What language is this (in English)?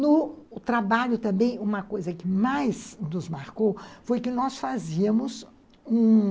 Portuguese